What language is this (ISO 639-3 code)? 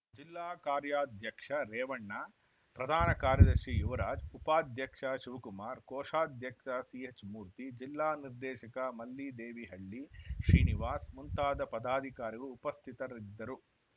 kan